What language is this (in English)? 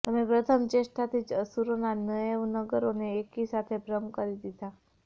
Gujarati